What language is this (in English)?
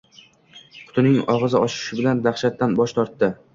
Uzbek